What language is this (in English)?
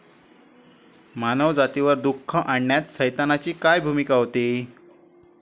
Marathi